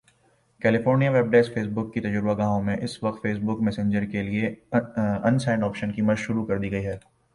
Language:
Urdu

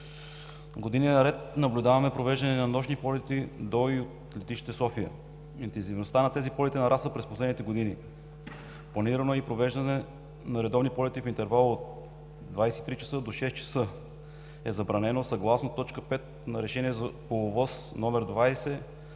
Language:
Bulgarian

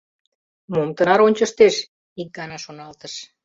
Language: Mari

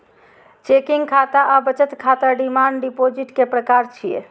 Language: Maithili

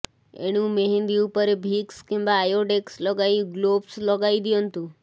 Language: Odia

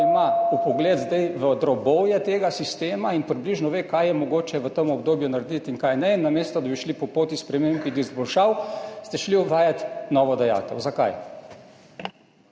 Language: Slovenian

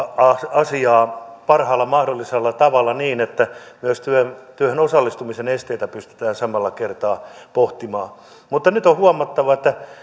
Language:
Finnish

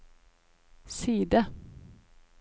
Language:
Norwegian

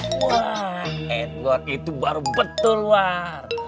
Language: Indonesian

